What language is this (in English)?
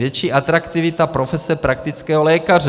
Czech